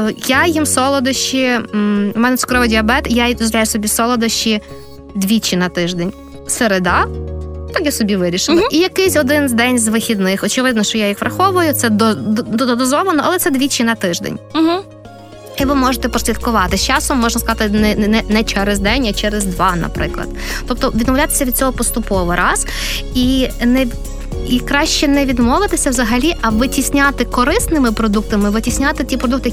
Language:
Ukrainian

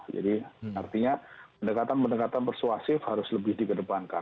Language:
Indonesian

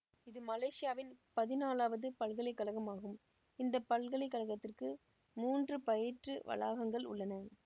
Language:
Tamil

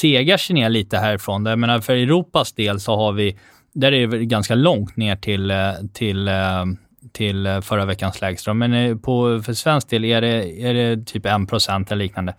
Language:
Swedish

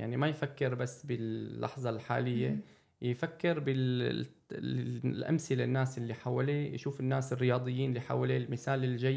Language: Arabic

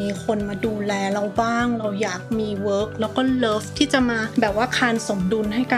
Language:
Thai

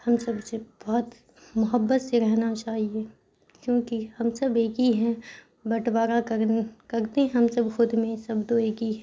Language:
Urdu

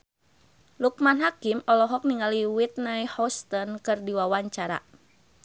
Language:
Sundanese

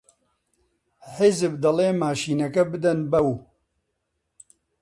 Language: Central Kurdish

